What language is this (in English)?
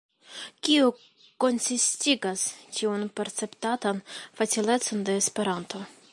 Esperanto